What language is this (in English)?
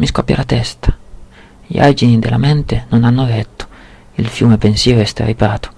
Italian